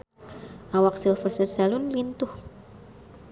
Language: Sundanese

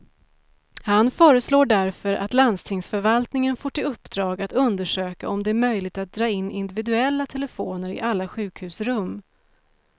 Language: Swedish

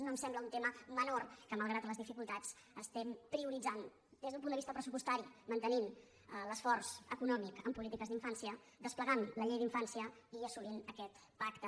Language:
Catalan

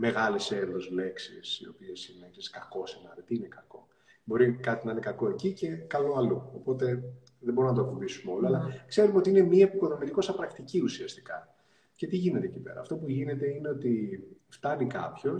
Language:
Greek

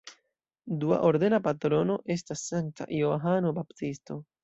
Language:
Esperanto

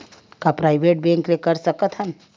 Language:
Chhattisgarhi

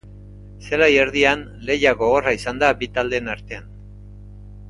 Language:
Basque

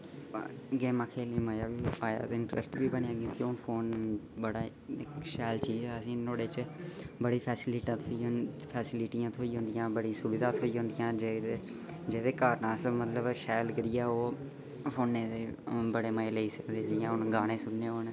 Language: Dogri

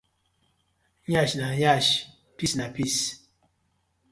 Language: Nigerian Pidgin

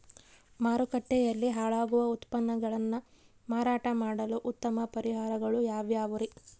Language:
Kannada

